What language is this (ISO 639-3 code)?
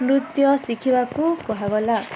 ori